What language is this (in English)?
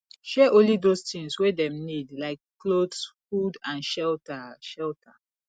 Nigerian Pidgin